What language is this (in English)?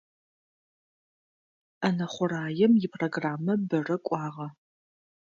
Adyghe